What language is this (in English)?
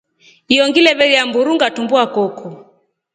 Rombo